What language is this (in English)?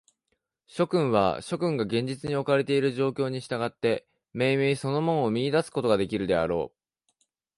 Japanese